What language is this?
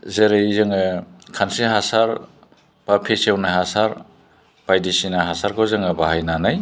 Bodo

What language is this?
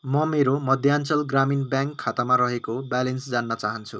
Nepali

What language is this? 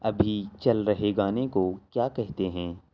Urdu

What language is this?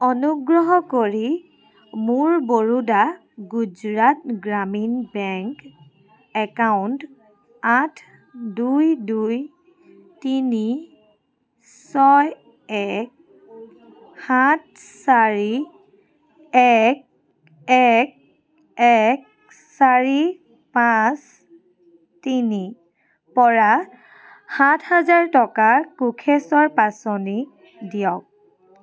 Assamese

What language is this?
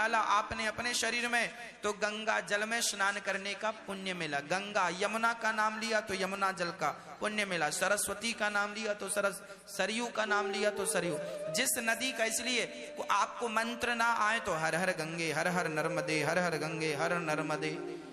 Hindi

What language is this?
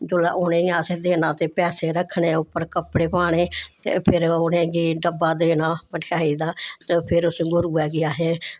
Dogri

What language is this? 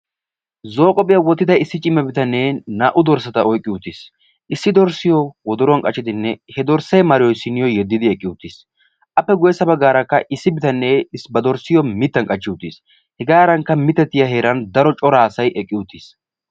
Wolaytta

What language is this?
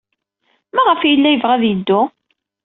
Kabyle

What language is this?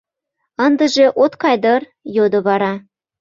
Mari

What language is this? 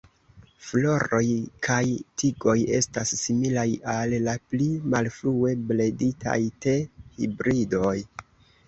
Esperanto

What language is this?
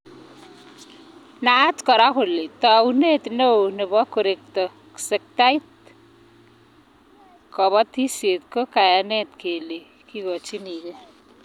Kalenjin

